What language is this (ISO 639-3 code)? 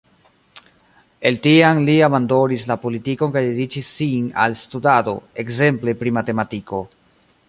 epo